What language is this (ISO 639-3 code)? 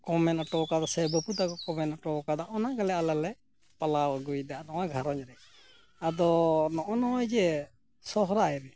sat